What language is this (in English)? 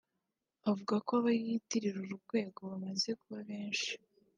Kinyarwanda